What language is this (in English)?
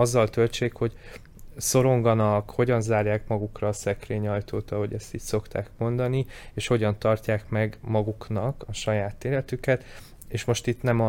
Hungarian